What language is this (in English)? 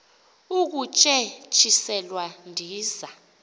Xhosa